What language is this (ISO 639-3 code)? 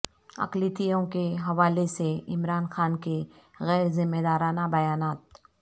urd